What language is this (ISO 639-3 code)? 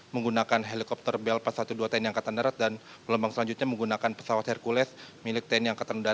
ind